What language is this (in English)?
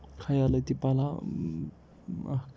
Kashmiri